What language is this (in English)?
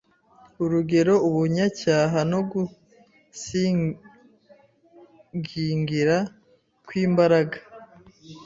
Kinyarwanda